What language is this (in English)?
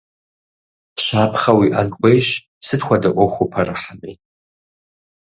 Kabardian